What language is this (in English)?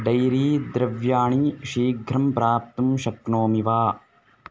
Sanskrit